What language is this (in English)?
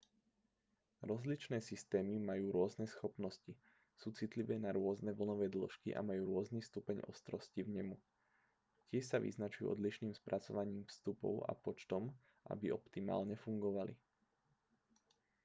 Slovak